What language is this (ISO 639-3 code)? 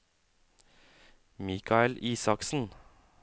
nor